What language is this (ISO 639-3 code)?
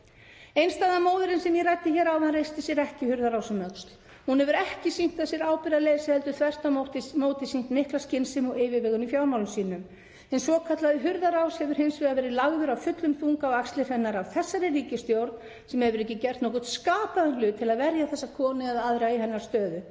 isl